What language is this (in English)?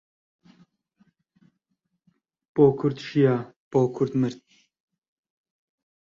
Central Kurdish